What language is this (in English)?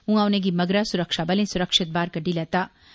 Dogri